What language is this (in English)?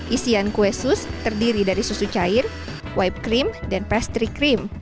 Indonesian